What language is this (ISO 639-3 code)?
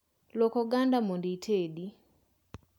luo